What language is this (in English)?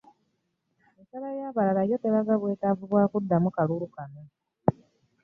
Ganda